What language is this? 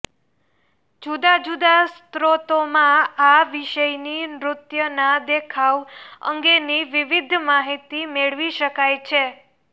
Gujarati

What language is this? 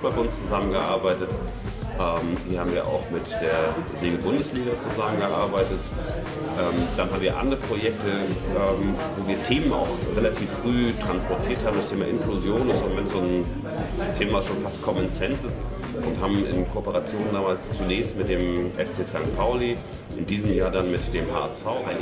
German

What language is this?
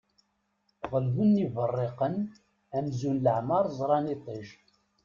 Kabyle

